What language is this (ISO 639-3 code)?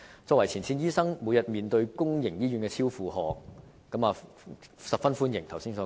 yue